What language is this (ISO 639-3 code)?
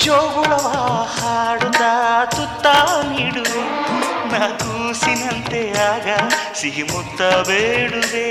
kan